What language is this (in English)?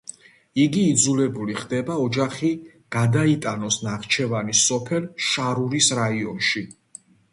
Georgian